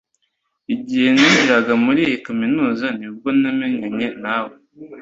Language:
Kinyarwanda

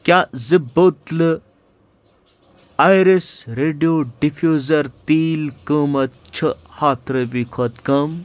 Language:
Kashmiri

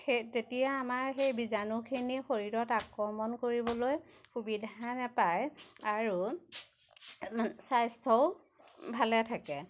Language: Assamese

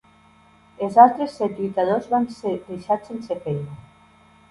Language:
Catalan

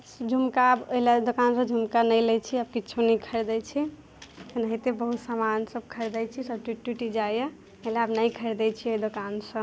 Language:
Maithili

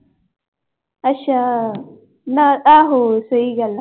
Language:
Punjabi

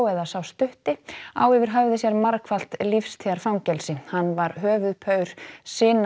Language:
Icelandic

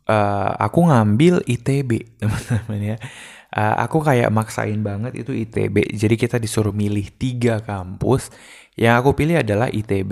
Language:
Indonesian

